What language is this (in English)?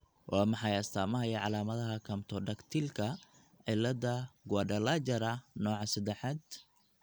Somali